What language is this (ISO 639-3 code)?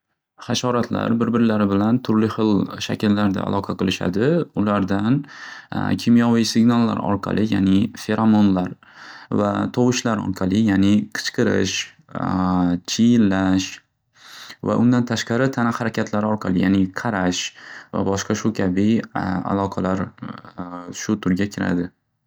uzb